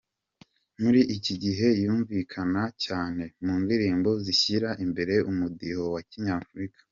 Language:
Kinyarwanda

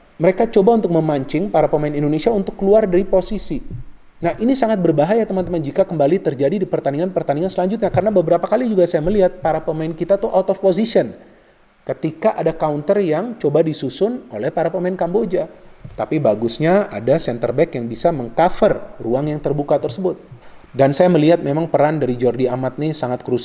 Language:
Indonesian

